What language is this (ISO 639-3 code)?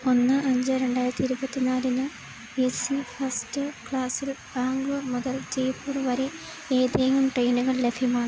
mal